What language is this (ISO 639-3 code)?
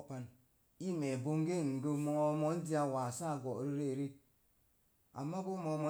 ver